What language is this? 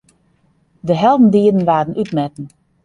Western Frisian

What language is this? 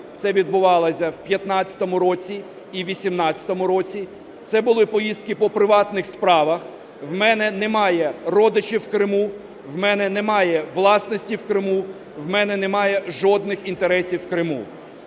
Ukrainian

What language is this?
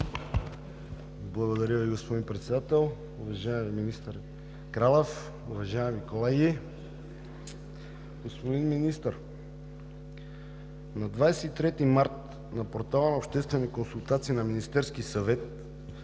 Bulgarian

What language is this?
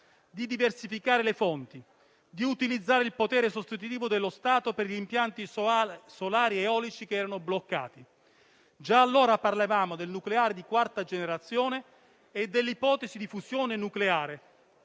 Italian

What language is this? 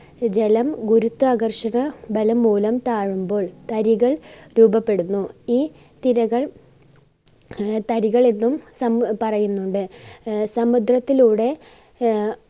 Malayalam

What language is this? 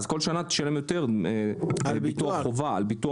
Hebrew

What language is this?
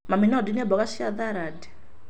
Kikuyu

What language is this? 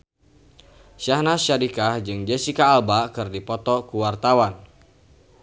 Sundanese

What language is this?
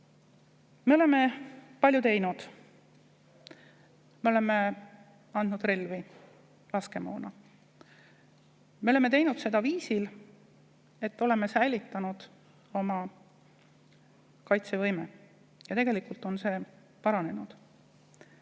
Estonian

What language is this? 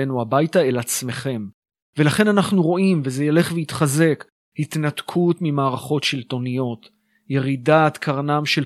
Hebrew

